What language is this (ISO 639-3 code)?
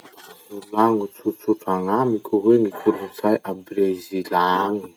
msh